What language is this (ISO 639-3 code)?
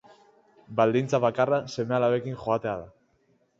eus